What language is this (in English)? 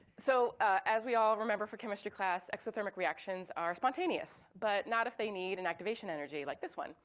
English